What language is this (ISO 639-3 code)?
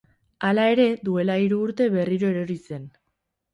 eus